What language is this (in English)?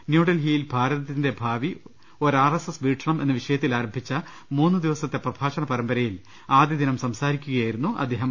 Malayalam